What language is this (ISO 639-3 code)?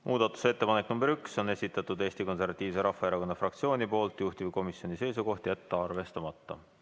est